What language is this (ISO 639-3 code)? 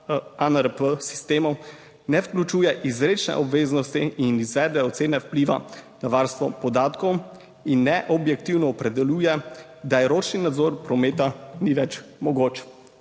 slv